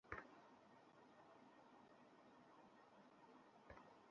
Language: Bangla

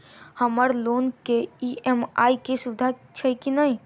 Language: Maithili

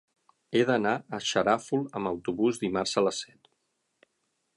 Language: Catalan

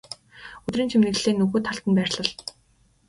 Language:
Mongolian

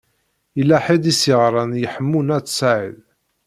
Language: Kabyle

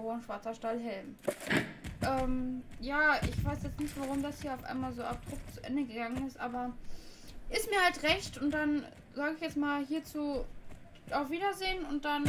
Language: German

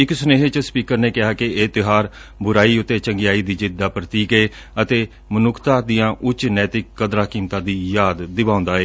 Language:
Punjabi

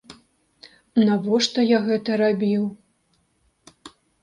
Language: Belarusian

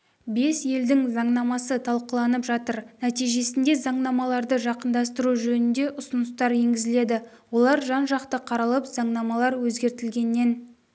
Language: Kazakh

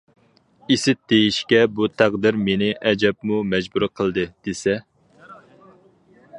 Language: Uyghur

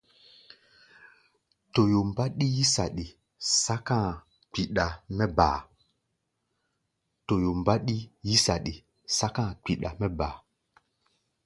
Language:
Gbaya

